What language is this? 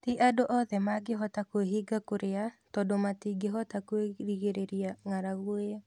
Kikuyu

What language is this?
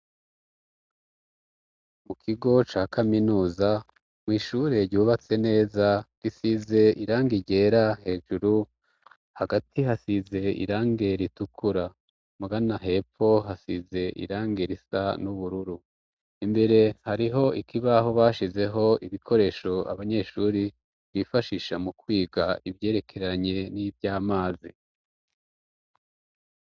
Rundi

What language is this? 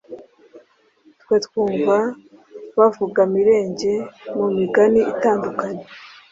Kinyarwanda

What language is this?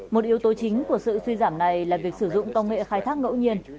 Vietnamese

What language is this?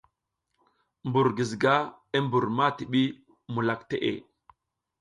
South Giziga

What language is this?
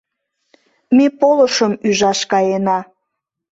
Mari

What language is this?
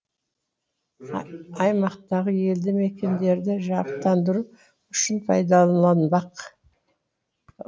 Kazakh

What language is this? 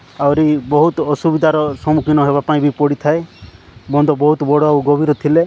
Odia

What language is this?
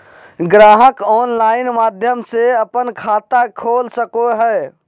Magahi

